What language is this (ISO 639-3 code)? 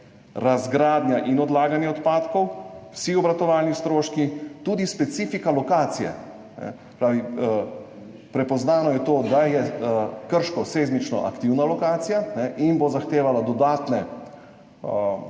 slv